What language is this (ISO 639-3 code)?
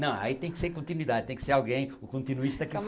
por